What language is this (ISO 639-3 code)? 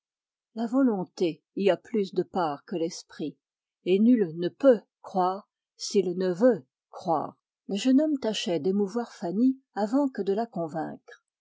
fra